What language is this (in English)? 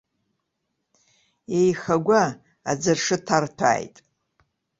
Abkhazian